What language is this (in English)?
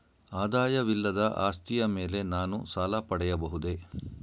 Kannada